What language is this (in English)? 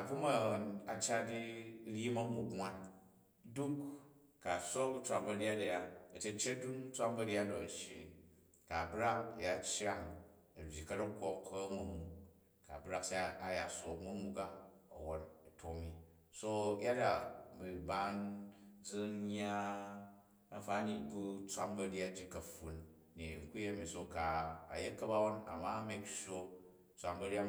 Jju